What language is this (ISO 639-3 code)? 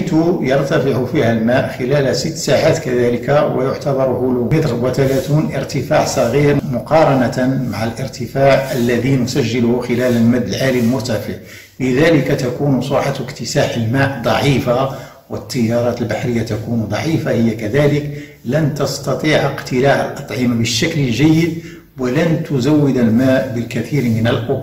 ara